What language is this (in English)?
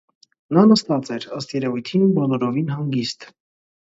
Armenian